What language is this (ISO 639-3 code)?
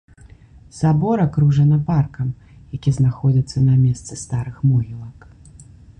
bel